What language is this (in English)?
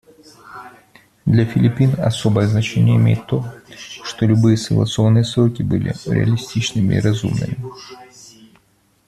Russian